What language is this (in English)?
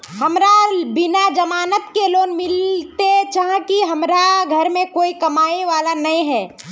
Magahi